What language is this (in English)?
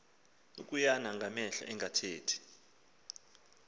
Xhosa